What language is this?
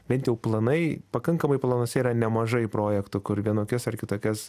Lithuanian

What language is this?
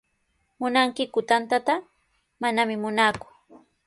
Sihuas Ancash Quechua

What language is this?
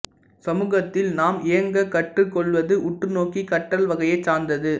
Tamil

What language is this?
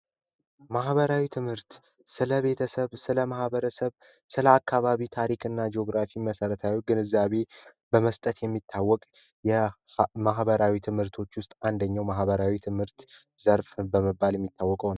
Amharic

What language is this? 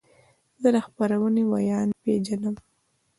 Pashto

